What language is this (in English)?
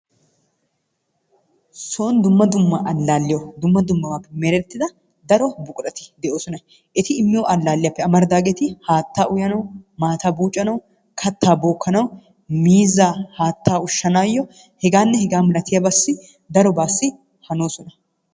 Wolaytta